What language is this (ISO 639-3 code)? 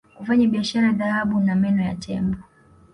swa